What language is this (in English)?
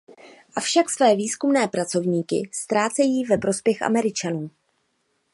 Czech